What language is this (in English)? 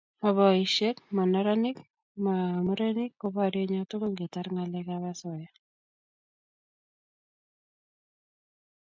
Kalenjin